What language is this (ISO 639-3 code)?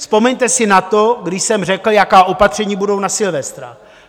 ces